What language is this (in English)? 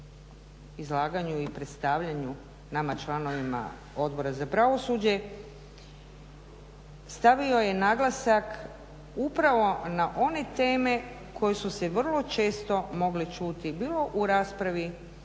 Croatian